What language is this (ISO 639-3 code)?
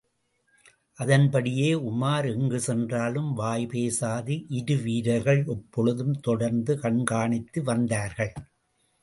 tam